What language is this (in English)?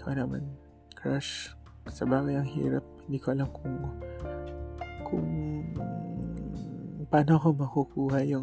Filipino